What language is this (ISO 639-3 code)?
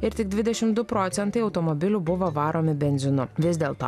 lit